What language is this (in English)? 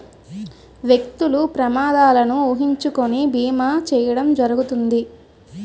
Telugu